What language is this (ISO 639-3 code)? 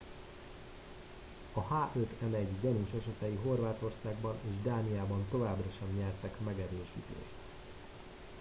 hun